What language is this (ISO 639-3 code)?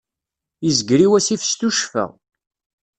kab